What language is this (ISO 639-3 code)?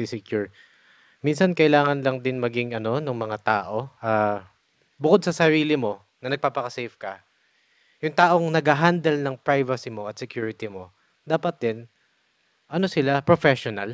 fil